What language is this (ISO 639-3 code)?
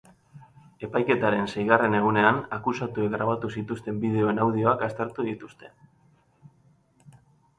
eus